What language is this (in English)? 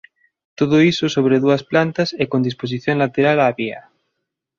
Galician